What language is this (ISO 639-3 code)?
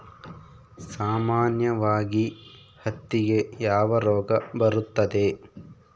kan